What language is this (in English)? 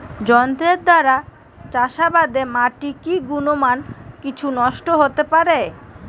Bangla